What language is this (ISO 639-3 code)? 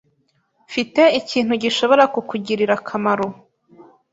kin